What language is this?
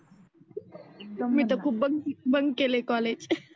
Marathi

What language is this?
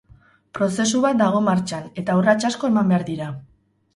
Basque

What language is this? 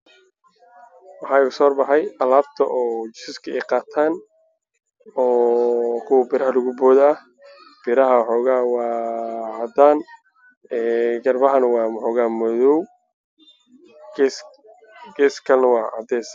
Somali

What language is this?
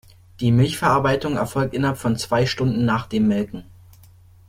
German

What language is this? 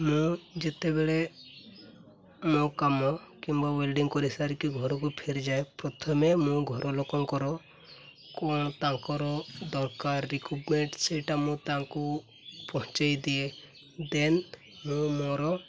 Odia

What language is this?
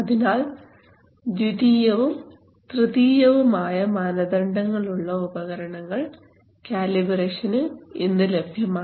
Malayalam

